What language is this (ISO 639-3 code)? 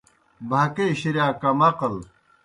plk